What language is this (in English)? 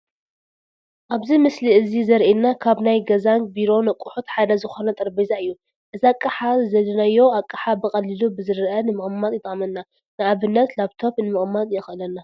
Tigrinya